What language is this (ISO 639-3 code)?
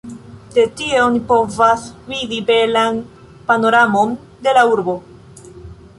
epo